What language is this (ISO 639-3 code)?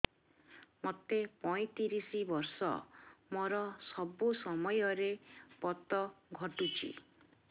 ori